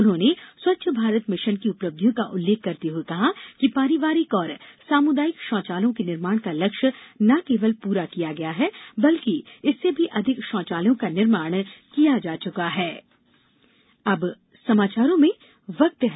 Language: Hindi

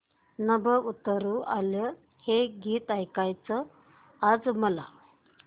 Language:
Marathi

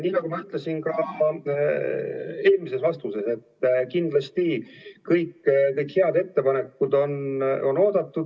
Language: Estonian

